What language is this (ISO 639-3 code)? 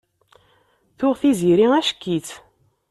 kab